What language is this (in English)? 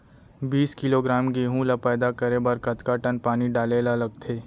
Chhattisgarhi